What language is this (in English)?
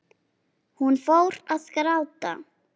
Icelandic